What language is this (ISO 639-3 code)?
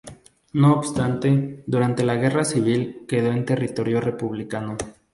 spa